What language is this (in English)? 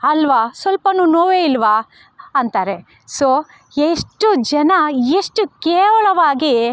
Kannada